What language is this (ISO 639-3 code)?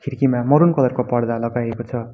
nep